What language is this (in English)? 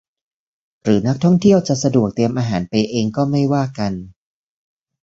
Thai